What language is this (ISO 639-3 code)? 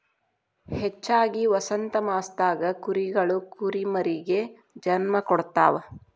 kan